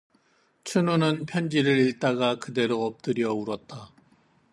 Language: Korean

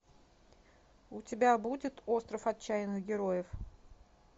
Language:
Russian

